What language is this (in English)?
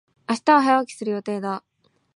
Japanese